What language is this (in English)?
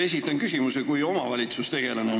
Estonian